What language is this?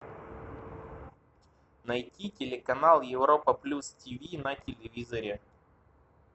Russian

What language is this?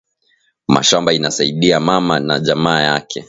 Swahili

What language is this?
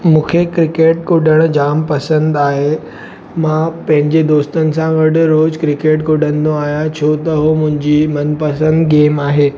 Sindhi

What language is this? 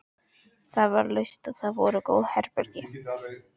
Icelandic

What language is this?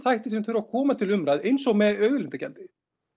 Icelandic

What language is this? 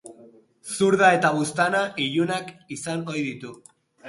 Basque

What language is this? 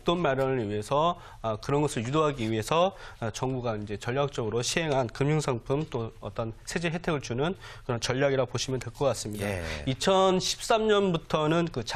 Korean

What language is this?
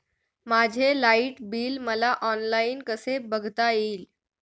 Marathi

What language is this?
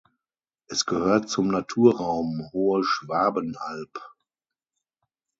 German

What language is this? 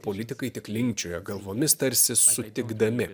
Lithuanian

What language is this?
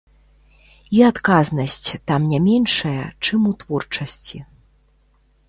Belarusian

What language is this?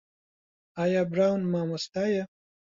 Central Kurdish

